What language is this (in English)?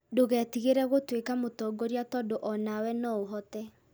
Kikuyu